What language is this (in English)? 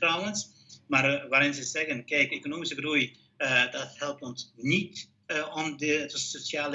Dutch